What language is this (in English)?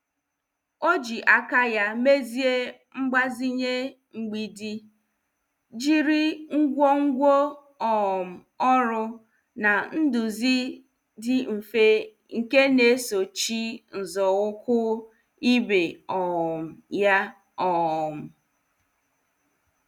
Igbo